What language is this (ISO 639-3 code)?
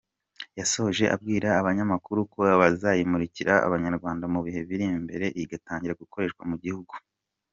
kin